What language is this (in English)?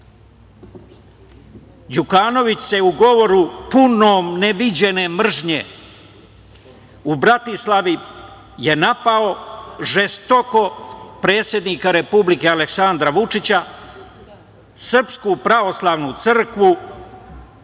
Serbian